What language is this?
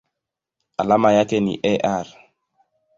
Swahili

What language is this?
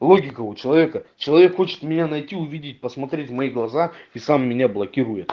Russian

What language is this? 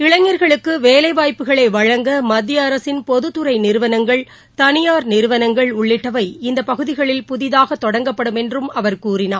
Tamil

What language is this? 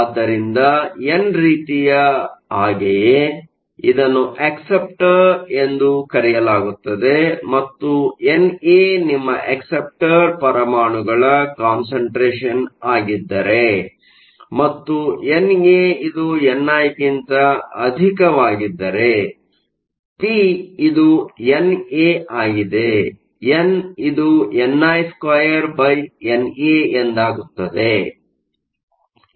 Kannada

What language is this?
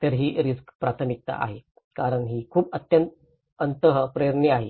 Marathi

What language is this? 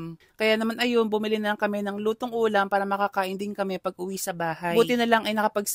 Filipino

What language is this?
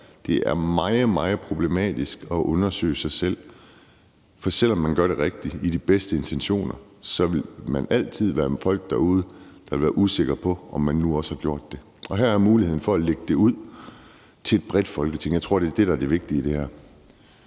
Danish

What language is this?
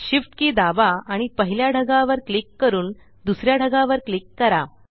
Marathi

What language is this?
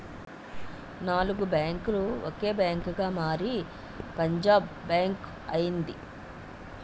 Telugu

